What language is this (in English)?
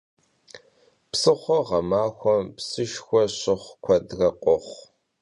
Kabardian